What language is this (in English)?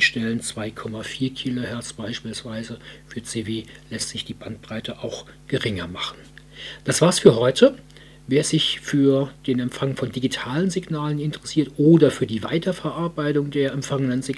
German